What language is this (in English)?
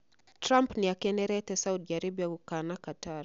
Kikuyu